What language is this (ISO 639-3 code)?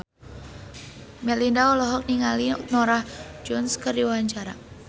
sun